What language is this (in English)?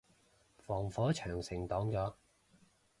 Cantonese